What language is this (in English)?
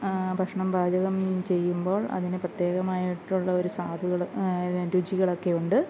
Malayalam